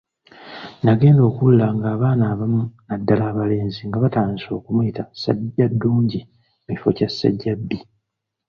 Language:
Ganda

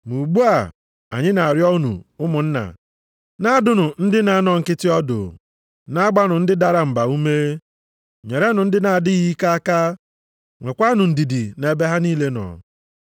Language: Igbo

